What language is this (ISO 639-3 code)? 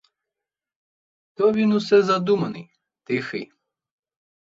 ukr